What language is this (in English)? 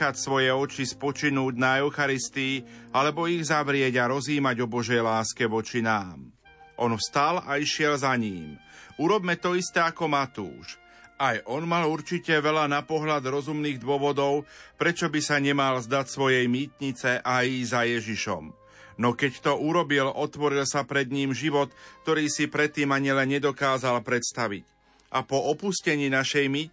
Slovak